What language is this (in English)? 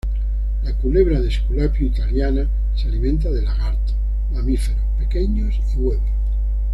Spanish